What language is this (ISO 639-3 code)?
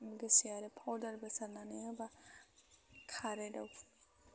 brx